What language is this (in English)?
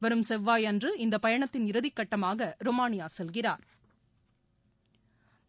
Tamil